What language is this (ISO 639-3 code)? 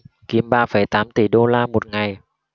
vie